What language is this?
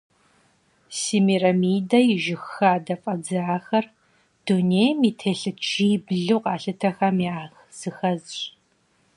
Kabardian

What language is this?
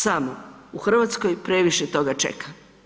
Croatian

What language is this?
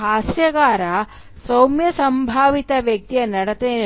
Kannada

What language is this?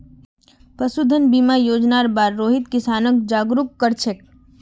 Magahi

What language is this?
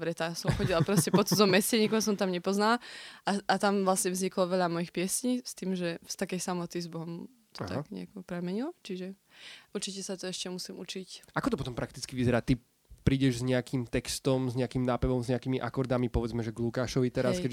Slovak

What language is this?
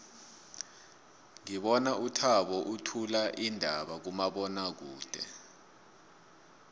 South Ndebele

